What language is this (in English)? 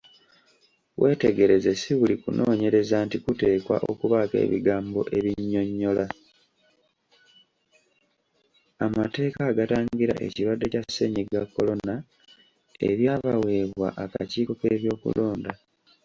Ganda